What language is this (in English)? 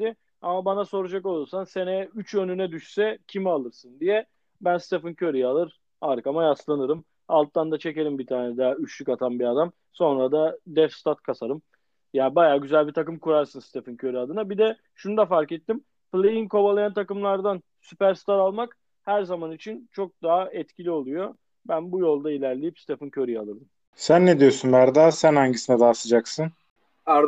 Turkish